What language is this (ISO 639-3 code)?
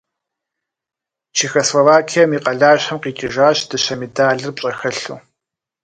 kbd